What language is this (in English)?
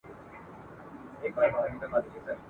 Pashto